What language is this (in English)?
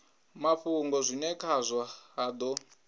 Venda